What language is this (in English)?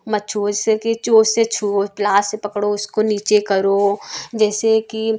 Hindi